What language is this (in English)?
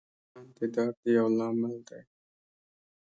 Pashto